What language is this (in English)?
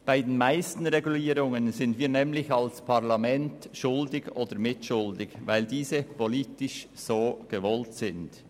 Swiss German